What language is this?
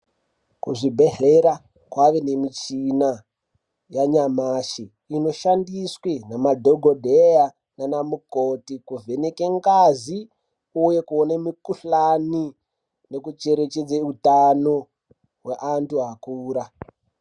Ndau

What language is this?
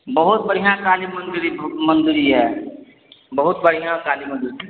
Maithili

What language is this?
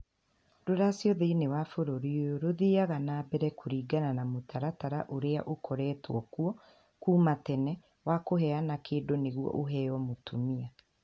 Kikuyu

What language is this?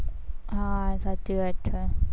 Gujarati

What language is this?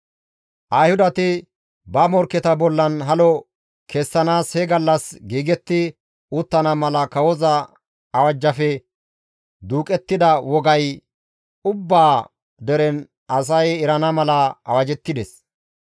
Gamo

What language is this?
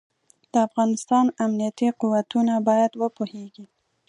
Pashto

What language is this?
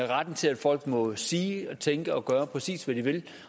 Danish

